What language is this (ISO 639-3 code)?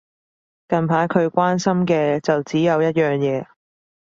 yue